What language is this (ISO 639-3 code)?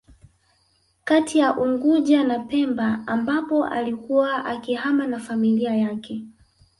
swa